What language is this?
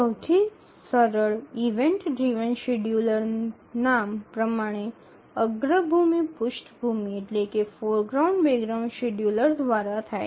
Gujarati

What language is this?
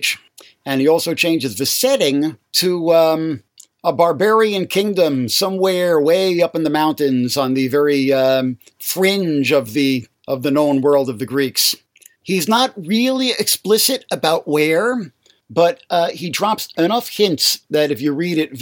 English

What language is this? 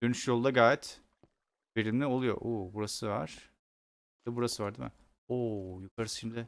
Turkish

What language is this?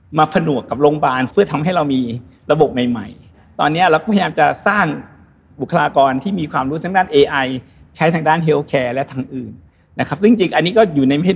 Thai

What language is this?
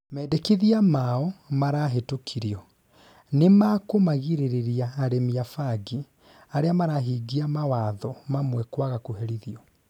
Kikuyu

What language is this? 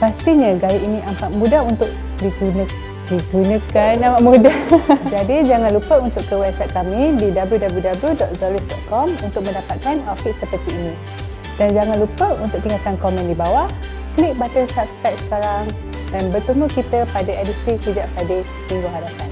Malay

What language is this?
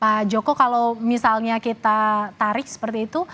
Indonesian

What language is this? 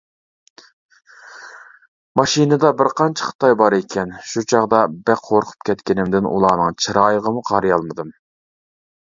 Uyghur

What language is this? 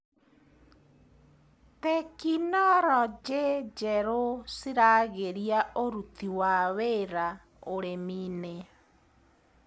Kikuyu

